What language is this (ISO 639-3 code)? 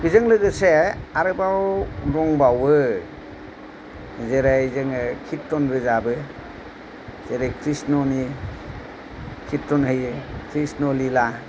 brx